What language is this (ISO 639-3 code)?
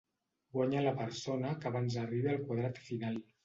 cat